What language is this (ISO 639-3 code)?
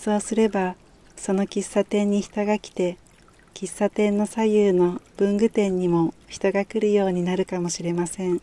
jpn